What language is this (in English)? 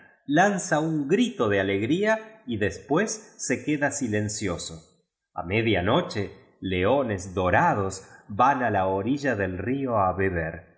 Spanish